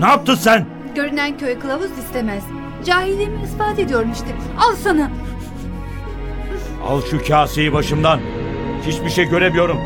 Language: Turkish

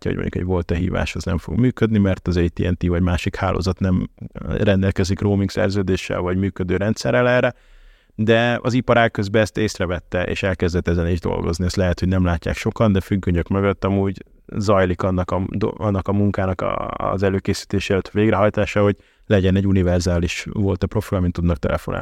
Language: Hungarian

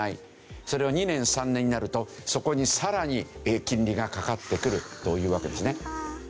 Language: Japanese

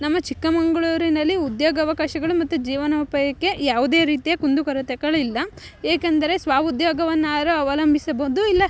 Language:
Kannada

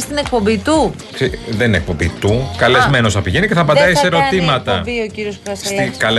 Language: Greek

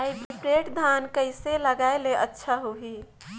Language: Chhattisgarhi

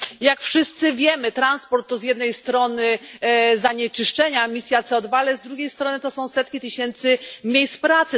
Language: Polish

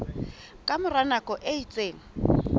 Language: Southern Sotho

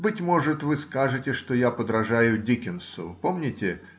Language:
Russian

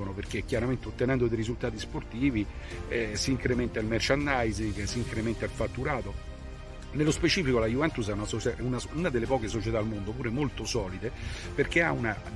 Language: Italian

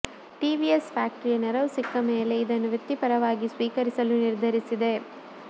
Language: Kannada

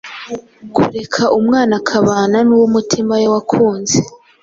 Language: Kinyarwanda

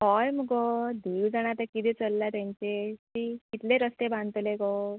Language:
Konkani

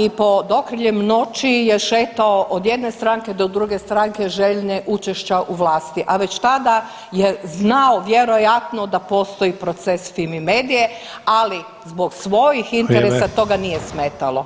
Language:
Croatian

